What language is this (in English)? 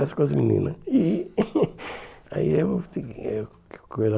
Portuguese